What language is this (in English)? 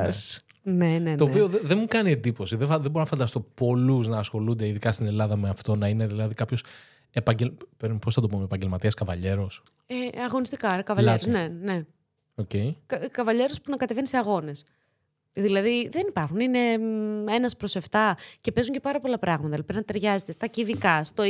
Greek